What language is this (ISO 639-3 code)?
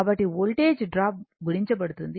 tel